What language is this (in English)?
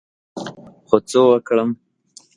Pashto